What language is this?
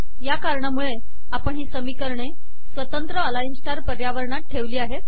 Marathi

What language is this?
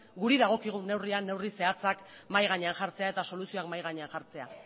Basque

